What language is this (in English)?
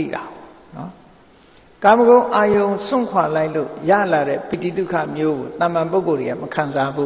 Vietnamese